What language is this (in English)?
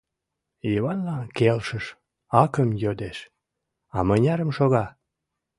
Mari